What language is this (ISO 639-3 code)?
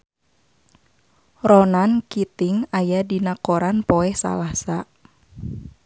sun